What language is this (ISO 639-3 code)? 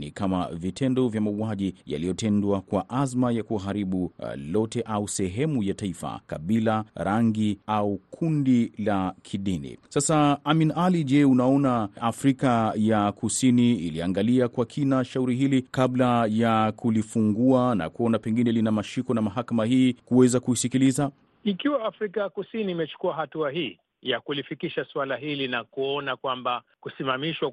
swa